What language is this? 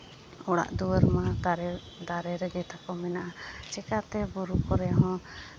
Santali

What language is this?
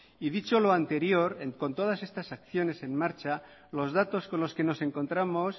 Spanish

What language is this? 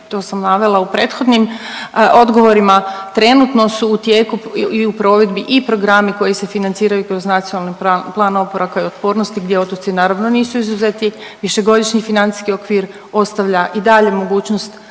Croatian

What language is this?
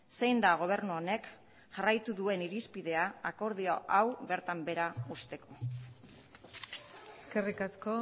Basque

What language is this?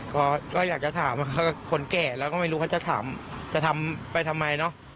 Thai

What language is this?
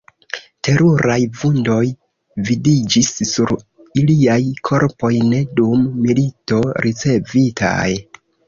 Esperanto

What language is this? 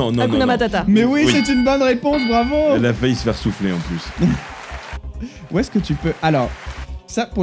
French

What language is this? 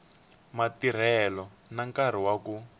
Tsonga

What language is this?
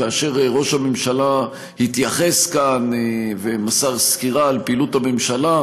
Hebrew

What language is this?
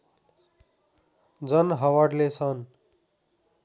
Nepali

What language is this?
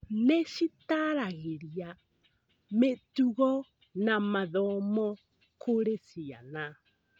Kikuyu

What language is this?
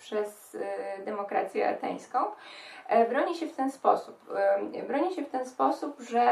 Polish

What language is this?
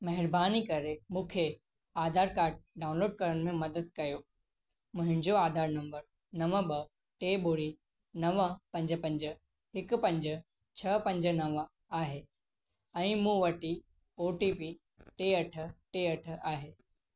Sindhi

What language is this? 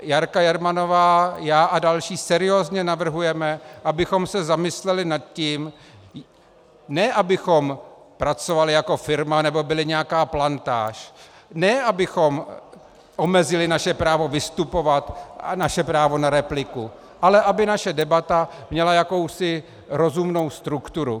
Czech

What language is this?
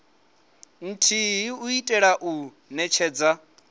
Venda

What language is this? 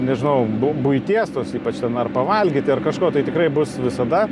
Lithuanian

